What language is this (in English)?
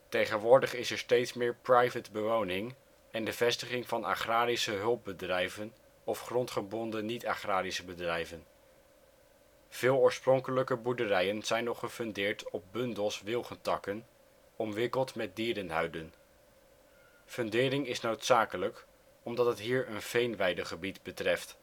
Dutch